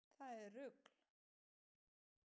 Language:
Icelandic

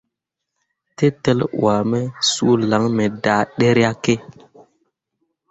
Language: Mundang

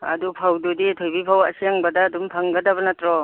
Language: Manipuri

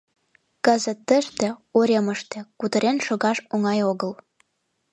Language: Mari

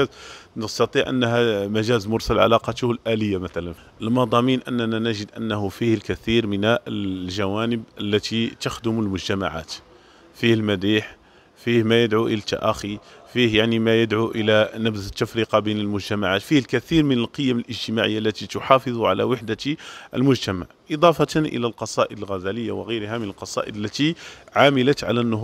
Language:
Arabic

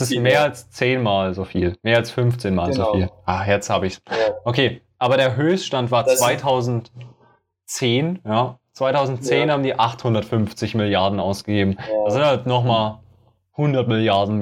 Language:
German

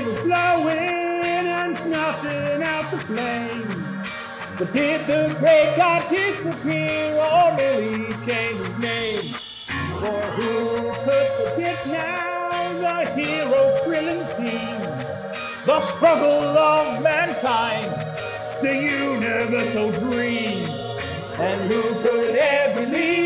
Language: English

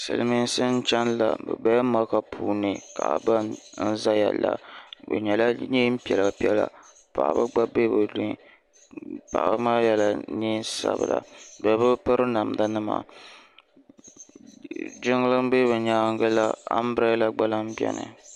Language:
Dagbani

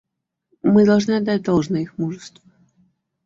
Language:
Russian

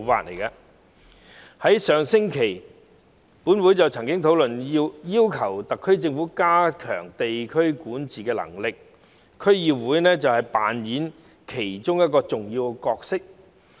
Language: Cantonese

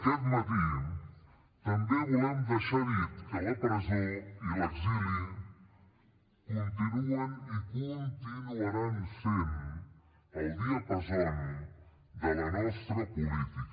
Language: Catalan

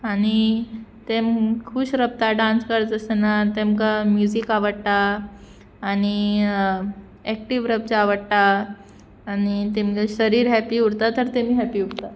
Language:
Konkani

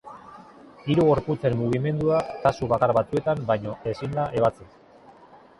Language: Basque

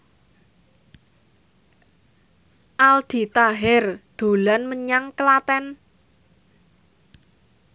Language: Javanese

